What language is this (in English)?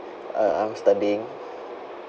English